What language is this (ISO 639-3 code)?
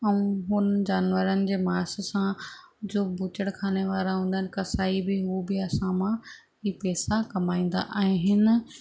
snd